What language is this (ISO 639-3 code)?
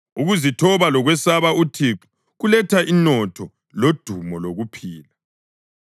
nde